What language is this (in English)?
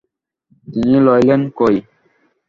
Bangla